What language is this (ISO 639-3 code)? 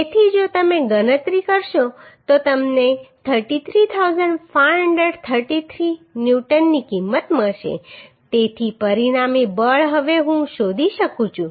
guj